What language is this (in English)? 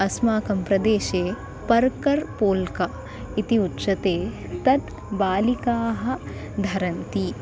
Sanskrit